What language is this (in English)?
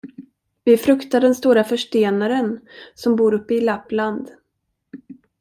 Swedish